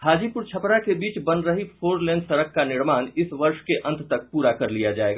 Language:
Hindi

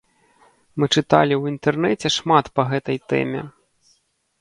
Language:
Belarusian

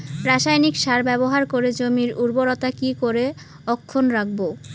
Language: Bangla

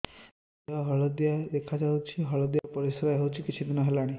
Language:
Odia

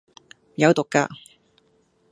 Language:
Cantonese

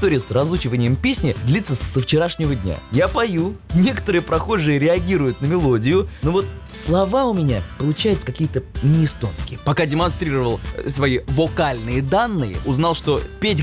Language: Russian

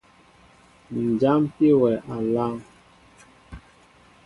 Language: Mbo (Cameroon)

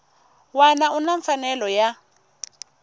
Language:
Tsonga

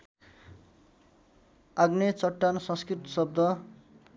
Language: Nepali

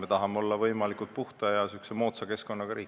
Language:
Estonian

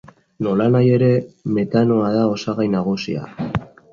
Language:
Basque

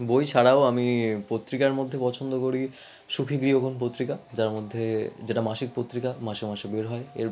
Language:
Bangla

